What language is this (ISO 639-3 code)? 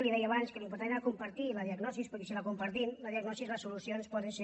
cat